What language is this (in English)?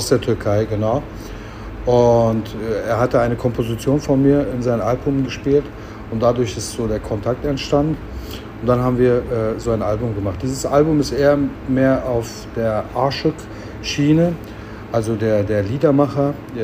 German